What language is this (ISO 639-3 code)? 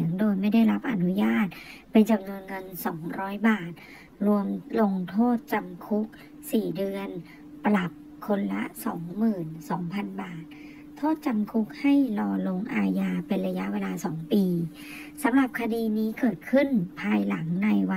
tha